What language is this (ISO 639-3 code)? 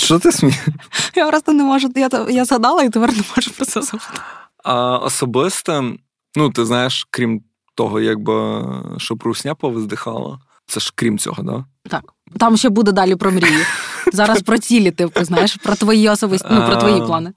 ukr